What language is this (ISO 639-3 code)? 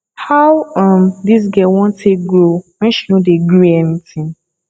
pcm